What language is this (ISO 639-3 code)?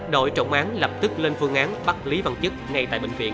vie